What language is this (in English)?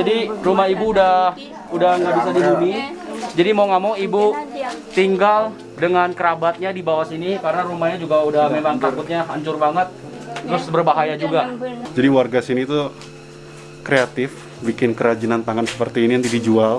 Indonesian